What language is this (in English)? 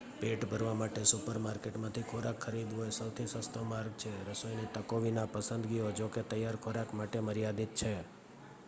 Gujarati